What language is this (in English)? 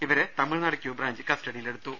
Malayalam